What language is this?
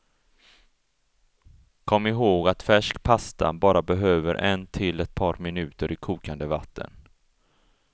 Swedish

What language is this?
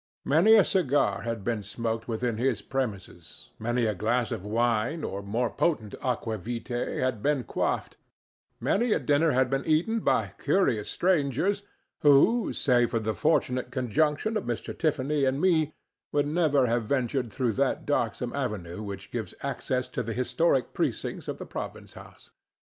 English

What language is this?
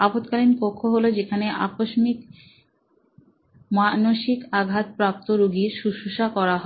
Bangla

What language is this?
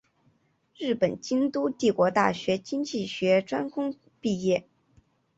Chinese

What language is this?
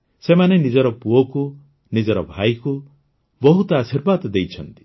Odia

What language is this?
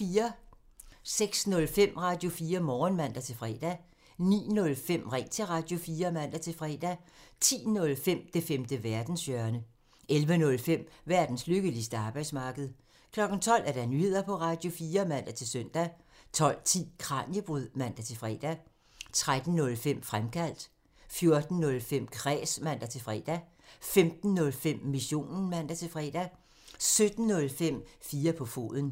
Danish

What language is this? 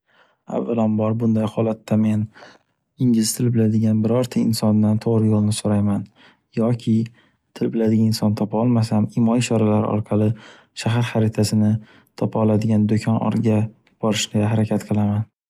Uzbek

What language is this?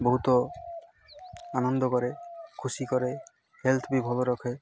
Odia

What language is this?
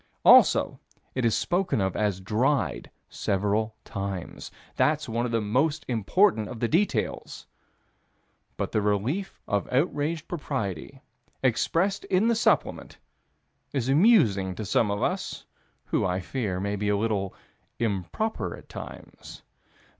English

